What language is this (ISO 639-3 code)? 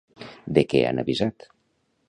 cat